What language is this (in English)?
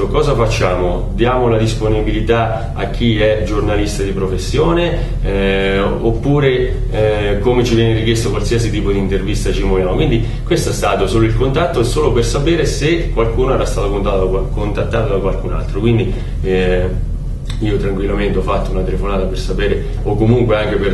Italian